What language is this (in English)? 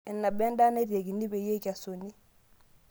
Masai